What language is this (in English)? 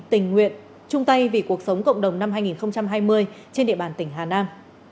Vietnamese